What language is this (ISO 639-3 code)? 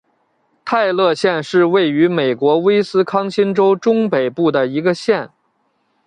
zho